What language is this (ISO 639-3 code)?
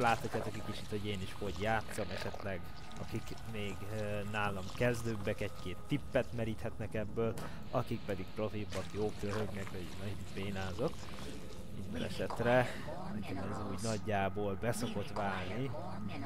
hun